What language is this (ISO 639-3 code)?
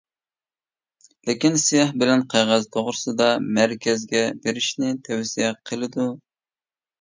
uig